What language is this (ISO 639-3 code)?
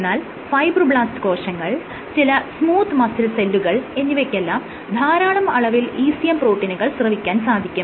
mal